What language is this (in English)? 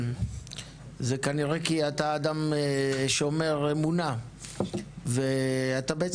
Hebrew